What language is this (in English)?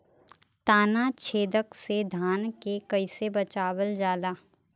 Bhojpuri